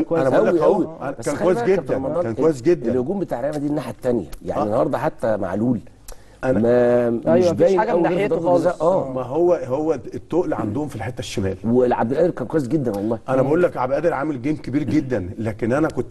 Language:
Arabic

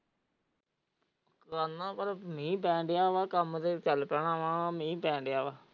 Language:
Punjabi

